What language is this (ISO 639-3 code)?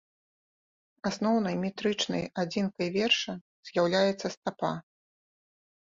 bel